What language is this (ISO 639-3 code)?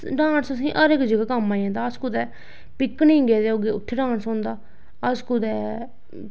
doi